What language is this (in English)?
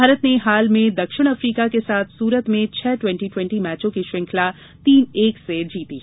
Hindi